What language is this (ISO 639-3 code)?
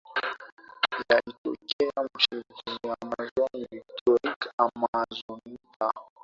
swa